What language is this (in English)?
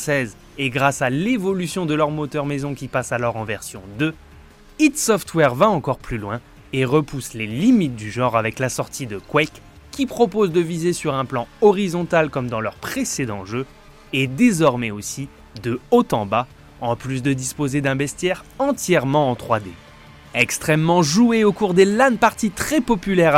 French